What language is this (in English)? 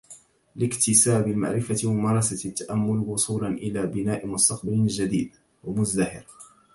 Arabic